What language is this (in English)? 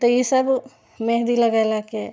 Maithili